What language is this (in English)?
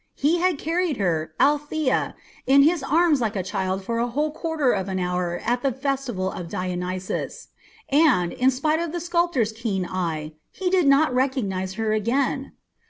English